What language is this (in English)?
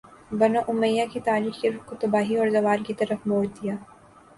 Urdu